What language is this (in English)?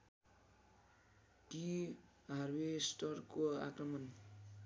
Nepali